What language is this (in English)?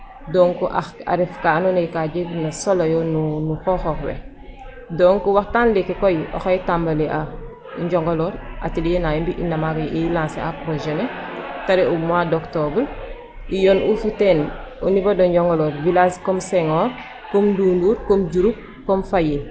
Serer